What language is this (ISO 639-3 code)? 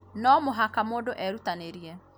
kik